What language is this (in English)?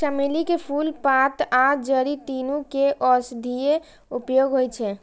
Maithili